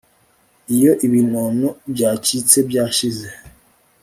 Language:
Kinyarwanda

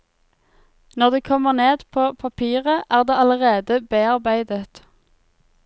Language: Norwegian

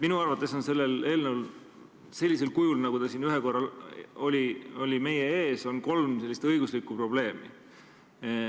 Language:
Estonian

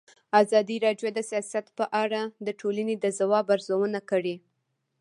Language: Pashto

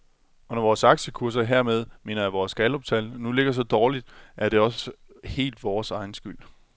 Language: Danish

